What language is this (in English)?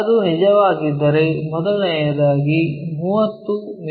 Kannada